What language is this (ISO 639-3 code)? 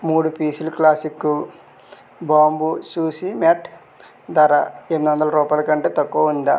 tel